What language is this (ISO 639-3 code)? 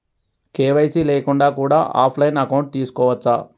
tel